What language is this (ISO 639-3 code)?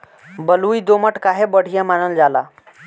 bho